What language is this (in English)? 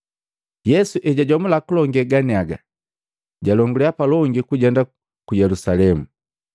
Matengo